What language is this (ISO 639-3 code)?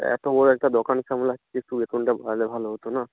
ben